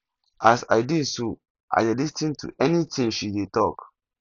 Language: Nigerian Pidgin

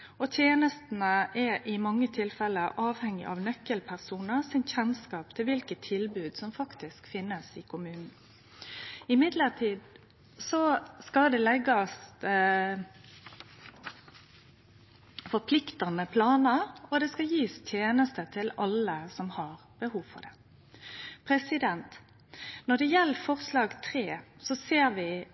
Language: Norwegian Nynorsk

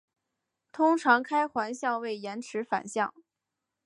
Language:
Chinese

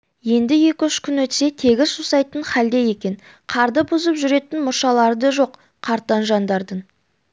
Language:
Kazakh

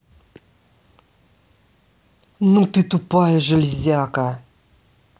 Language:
Russian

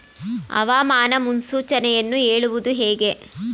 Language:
Kannada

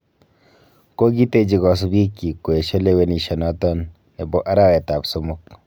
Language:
Kalenjin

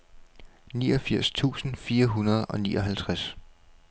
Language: Danish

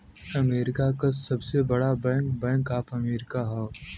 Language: Bhojpuri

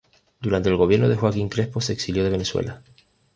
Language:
Spanish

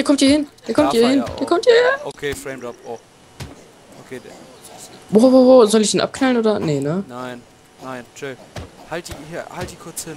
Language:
German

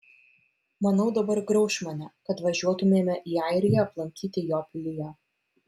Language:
Lithuanian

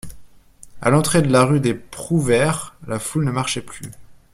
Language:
French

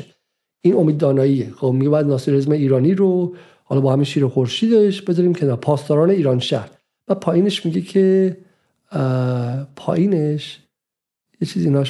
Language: Persian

